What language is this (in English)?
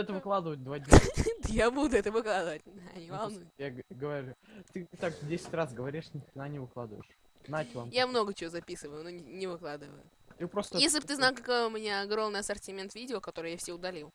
Russian